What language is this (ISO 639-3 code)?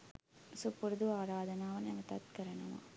sin